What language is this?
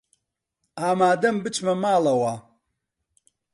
Central Kurdish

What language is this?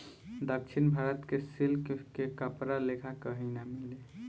Bhojpuri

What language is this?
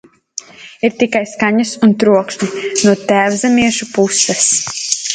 Latvian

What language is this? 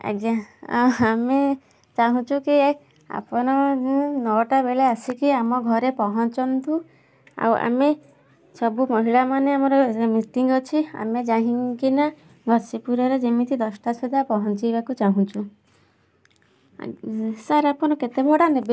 Odia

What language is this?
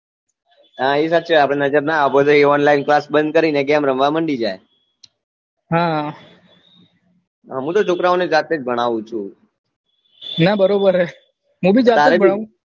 Gujarati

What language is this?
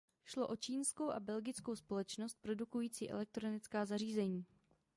Czech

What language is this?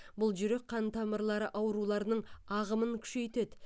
Kazakh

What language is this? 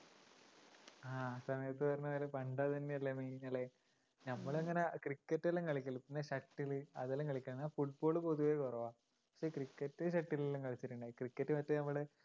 Malayalam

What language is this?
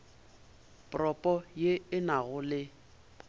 Northern Sotho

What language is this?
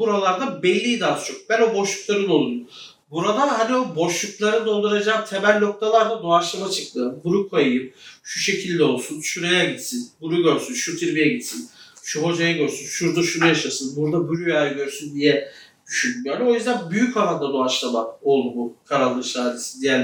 Turkish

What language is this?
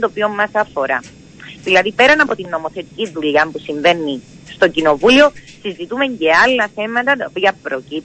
Greek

